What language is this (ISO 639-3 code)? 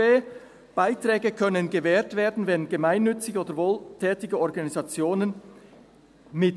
gsw